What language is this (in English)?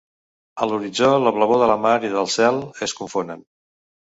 Catalan